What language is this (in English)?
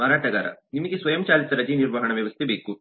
Kannada